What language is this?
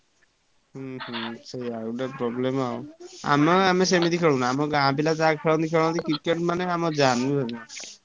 Odia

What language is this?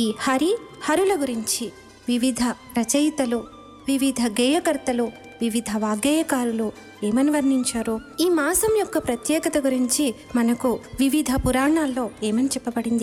Telugu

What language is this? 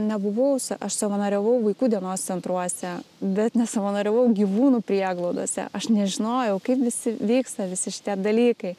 Lithuanian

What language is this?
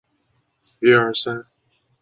Chinese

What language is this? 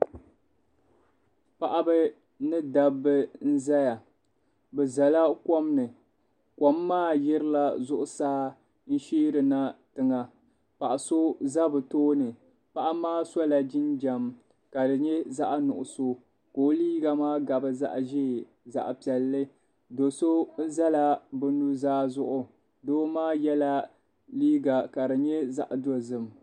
Dagbani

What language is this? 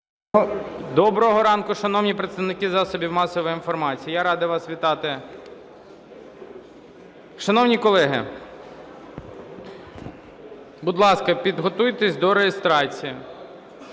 Ukrainian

